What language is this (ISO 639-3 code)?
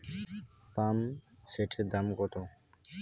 ben